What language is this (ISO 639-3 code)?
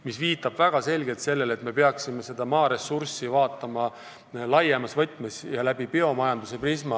est